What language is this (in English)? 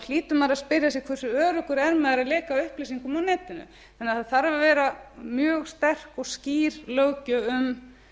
Icelandic